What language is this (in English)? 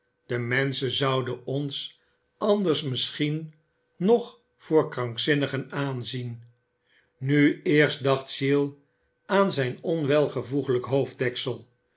Dutch